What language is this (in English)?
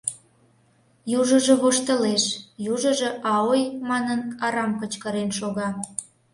Mari